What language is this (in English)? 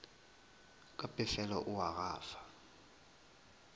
Northern Sotho